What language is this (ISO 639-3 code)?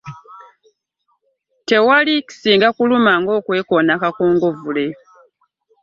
lug